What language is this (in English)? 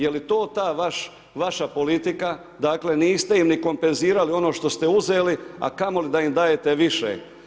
Croatian